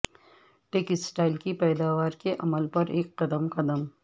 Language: Urdu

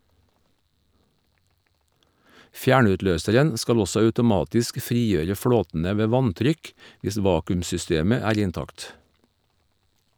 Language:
Norwegian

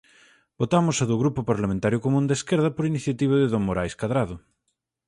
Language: Galician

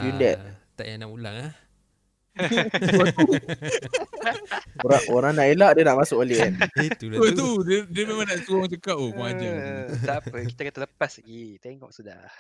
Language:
Malay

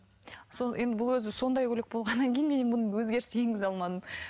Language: Kazakh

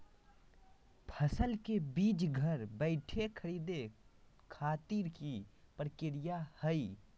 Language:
Magahi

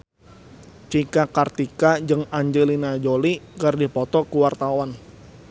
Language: Sundanese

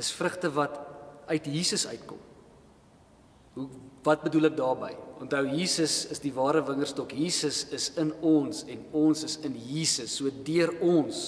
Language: Dutch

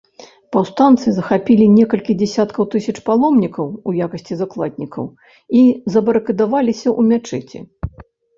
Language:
Belarusian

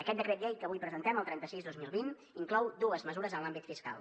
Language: Catalan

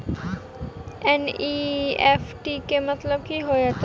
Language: Maithili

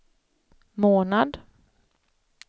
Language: Swedish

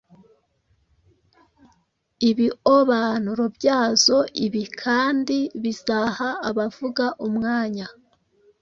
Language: Kinyarwanda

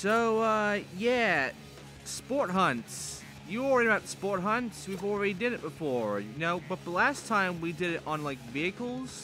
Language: English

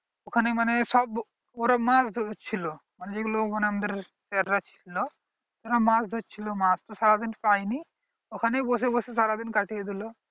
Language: Bangla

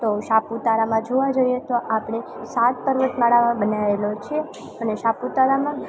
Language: Gujarati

